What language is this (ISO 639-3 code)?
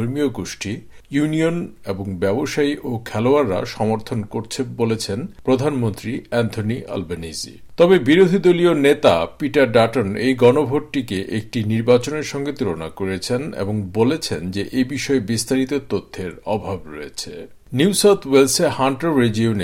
ben